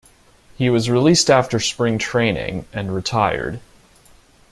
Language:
English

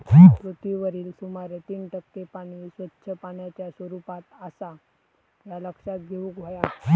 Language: Marathi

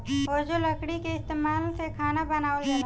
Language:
Bhojpuri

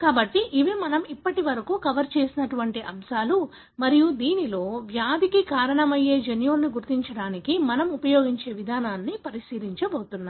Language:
Telugu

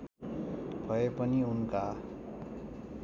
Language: Nepali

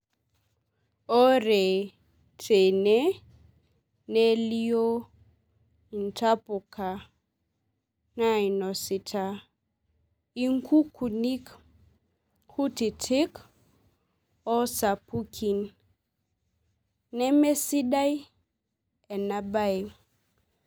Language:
Masai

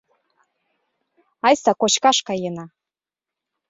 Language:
Mari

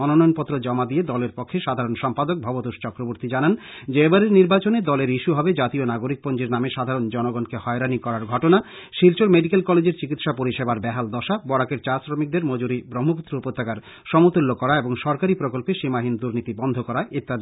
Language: Bangla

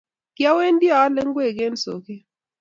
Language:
Kalenjin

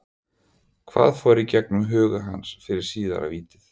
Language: Icelandic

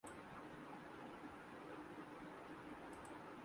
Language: Urdu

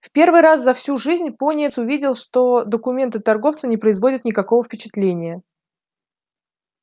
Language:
Russian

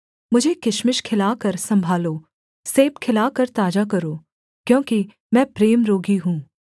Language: Hindi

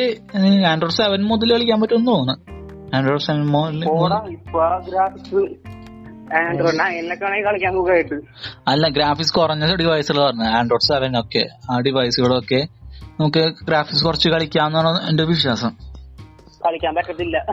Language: Malayalam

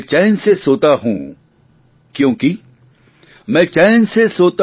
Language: Gujarati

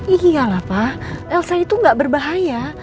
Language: Indonesian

